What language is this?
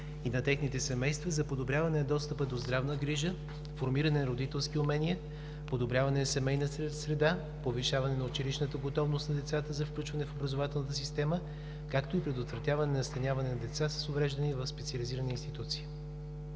Bulgarian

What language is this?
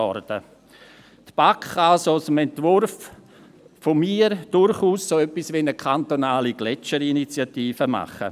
Swiss German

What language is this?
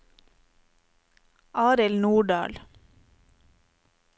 Norwegian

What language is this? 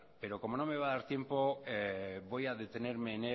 Spanish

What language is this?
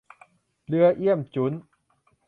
Thai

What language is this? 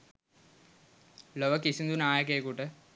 Sinhala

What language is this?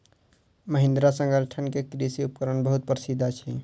Maithili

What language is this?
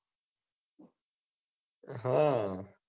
Gujarati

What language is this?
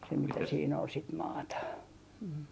Finnish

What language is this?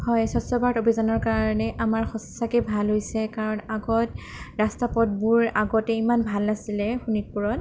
Assamese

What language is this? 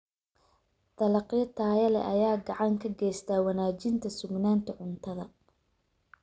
Somali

